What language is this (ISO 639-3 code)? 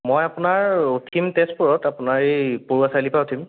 asm